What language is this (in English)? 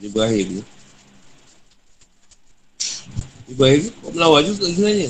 Malay